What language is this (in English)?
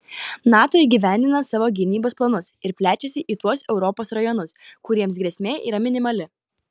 Lithuanian